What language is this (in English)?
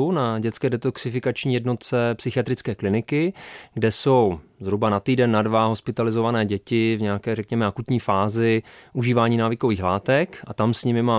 Czech